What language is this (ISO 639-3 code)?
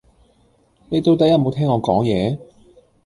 yue